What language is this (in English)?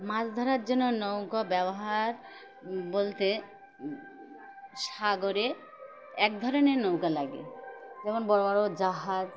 Bangla